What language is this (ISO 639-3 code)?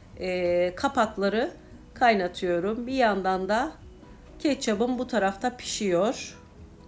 tur